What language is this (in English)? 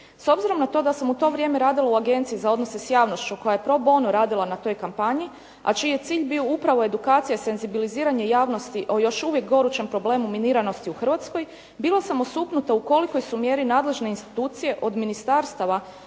Croatian